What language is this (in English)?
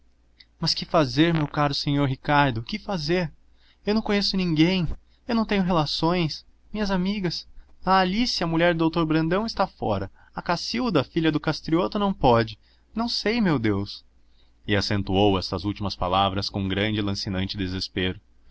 Portuguese